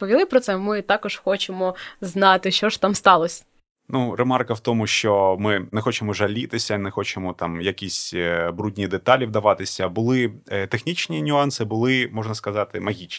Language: Ukrainian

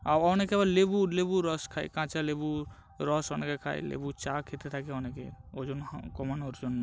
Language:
Bangla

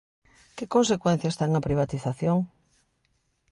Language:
Galician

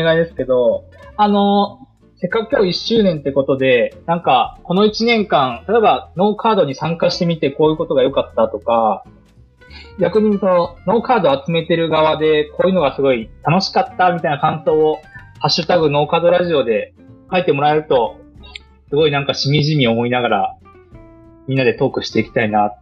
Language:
Japanese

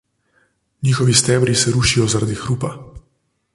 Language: Slovenian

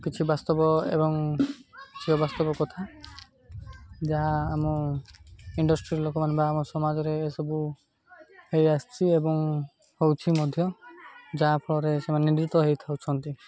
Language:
Odia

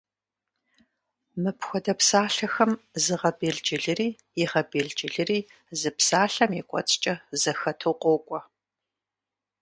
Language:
Kabardian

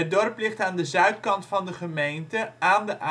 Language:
Dutch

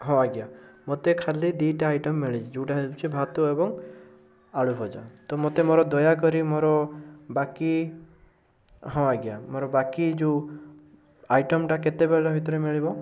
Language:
Odia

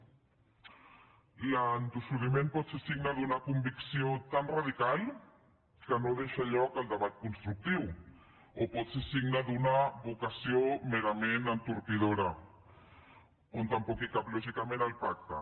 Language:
Catalan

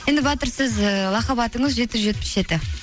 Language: Kazakh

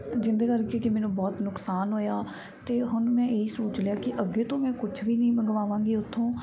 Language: Punjabi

